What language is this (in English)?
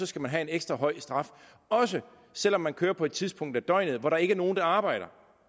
Danish